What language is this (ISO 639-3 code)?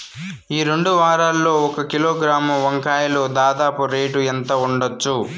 tel